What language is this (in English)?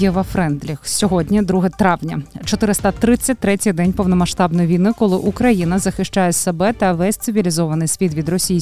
Ukrainian